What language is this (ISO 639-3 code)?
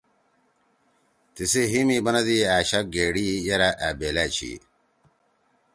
trw